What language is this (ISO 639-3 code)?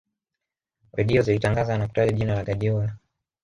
swa